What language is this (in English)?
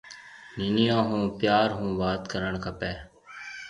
Marwari (Pakistan)